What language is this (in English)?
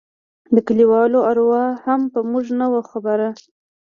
Pashto